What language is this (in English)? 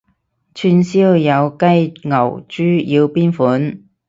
Cantonese